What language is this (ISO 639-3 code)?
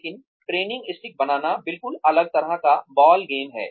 hin